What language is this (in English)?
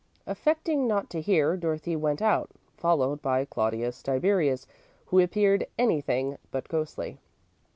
English